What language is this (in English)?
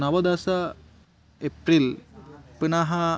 Sanskrit